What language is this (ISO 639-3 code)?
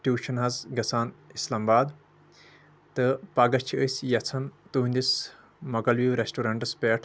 kas